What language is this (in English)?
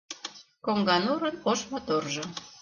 Mari